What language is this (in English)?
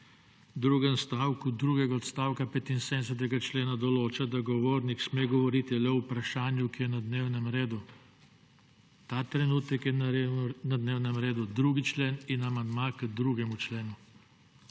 Slovenian